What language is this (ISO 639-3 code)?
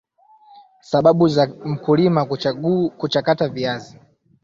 swa